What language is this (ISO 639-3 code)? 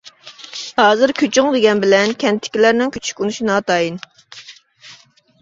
uig